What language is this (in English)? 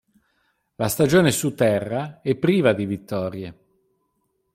Italian